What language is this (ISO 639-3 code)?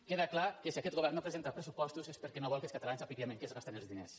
cat